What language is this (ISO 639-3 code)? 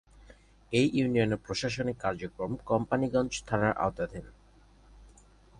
ben